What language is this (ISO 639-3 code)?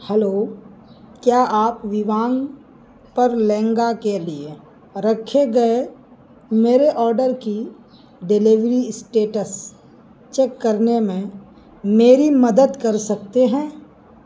urd